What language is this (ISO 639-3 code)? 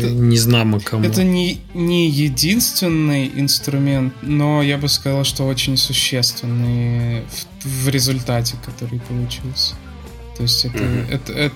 rus